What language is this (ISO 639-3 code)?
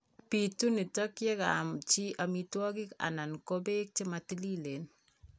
kln